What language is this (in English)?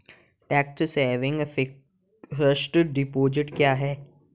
Hindi